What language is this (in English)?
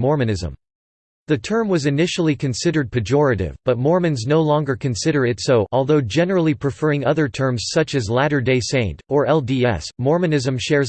English